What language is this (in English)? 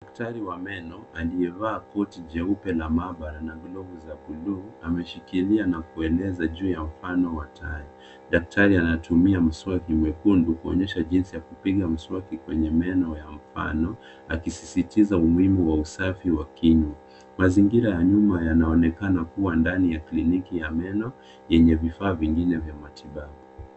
Swahili